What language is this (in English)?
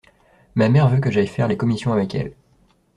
French